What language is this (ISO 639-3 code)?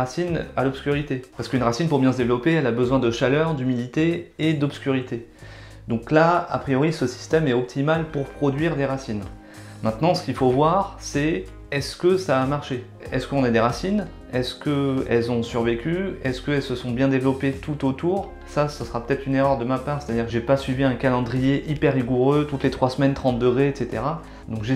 fra